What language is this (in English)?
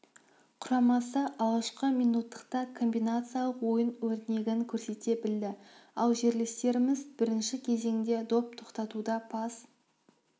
Kazakh